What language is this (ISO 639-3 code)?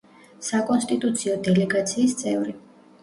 kat